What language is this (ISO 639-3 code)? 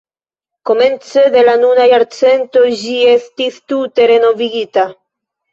epo